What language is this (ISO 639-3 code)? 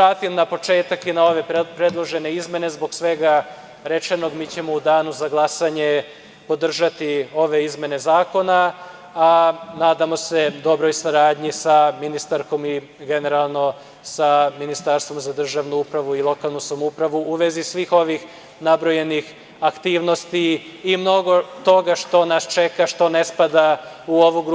srp